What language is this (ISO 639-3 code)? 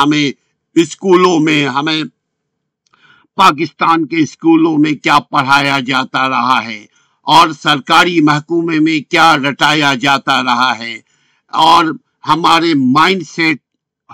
urd